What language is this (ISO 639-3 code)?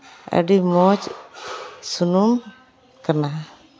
sat